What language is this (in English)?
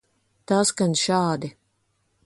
Latvian